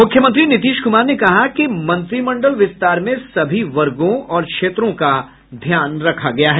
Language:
Hindi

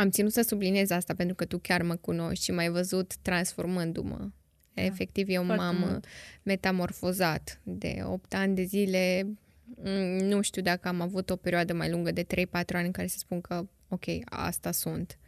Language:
Romanian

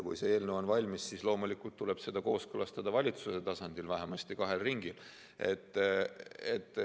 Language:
Estonian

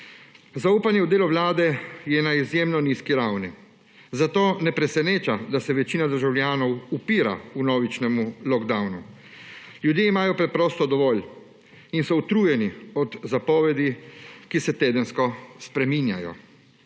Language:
Slovenian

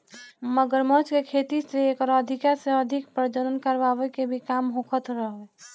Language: Bhojpuri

